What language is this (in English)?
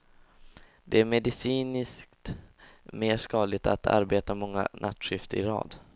Swedish